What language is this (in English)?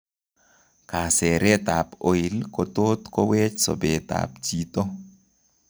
Kalenjin